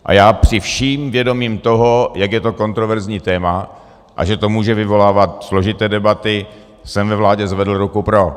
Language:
Czech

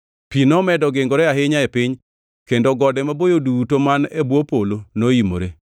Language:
Luo (Kenya and Tanzania)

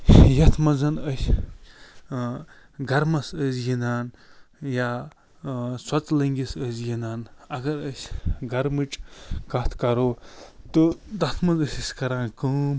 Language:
Kashmiri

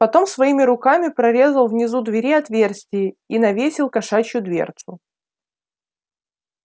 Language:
Russian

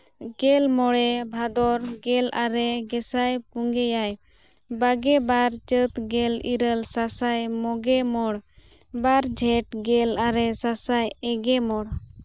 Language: Santali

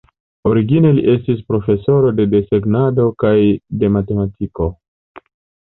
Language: Esperanto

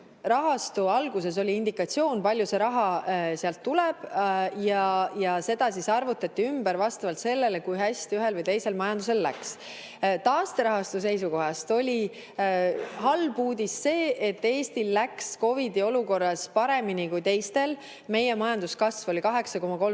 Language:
Estonian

